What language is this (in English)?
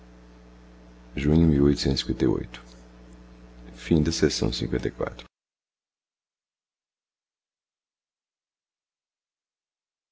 Portuguese